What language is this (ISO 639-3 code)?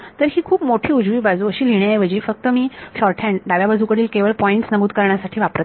mar